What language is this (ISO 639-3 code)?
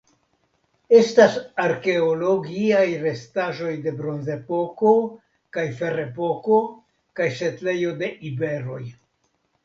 epo